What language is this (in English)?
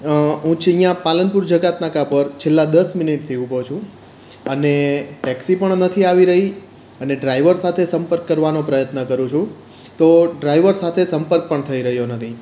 Gujarati